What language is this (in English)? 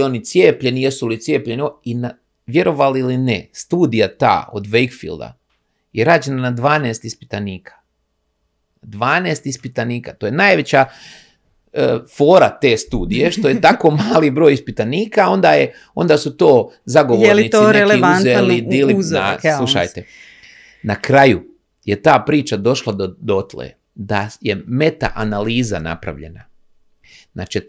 Croatian